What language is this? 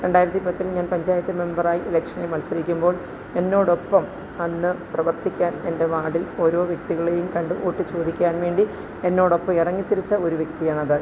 Malayalam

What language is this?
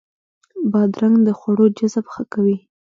Pashto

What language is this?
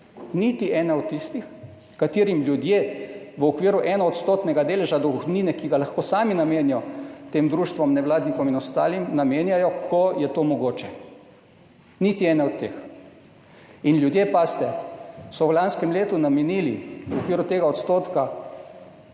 Slovenian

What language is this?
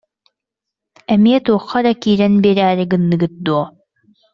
Yakut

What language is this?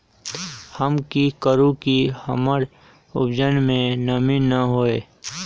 Magahi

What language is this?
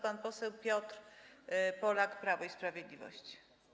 Polish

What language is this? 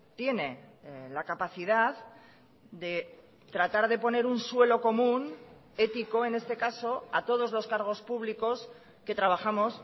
Spanish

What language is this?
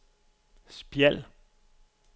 Danish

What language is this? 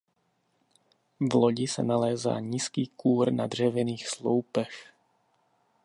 Czech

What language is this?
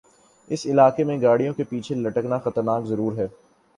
Urdu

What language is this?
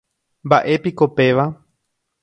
Guarani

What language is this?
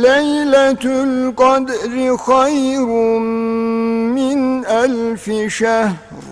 Turkish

